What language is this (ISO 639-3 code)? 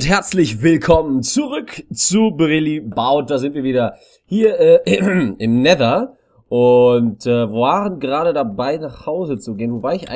deu